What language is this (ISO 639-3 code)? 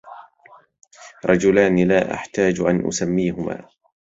ara